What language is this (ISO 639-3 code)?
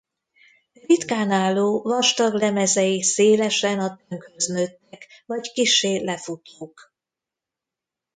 hun